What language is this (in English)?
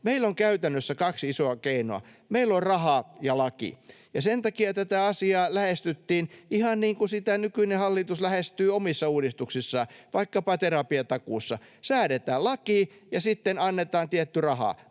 Finnish